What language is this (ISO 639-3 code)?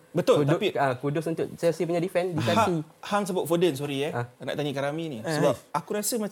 msa